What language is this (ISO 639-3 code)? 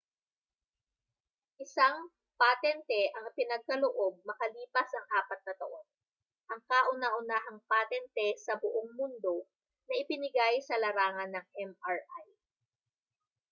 fil